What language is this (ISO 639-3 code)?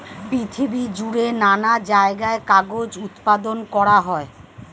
ben